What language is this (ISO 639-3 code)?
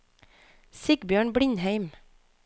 nor